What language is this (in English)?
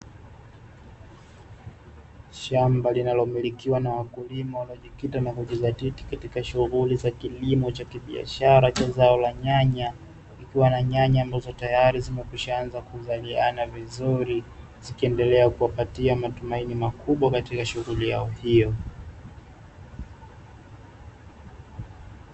Swahili